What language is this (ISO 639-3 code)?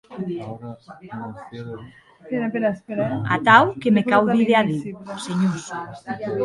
oci